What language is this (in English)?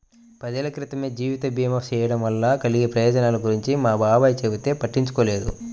Telugu